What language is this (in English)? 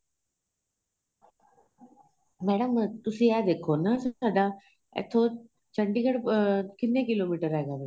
Punjabi